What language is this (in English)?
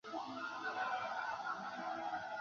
Chinese